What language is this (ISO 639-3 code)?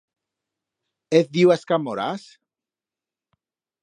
arg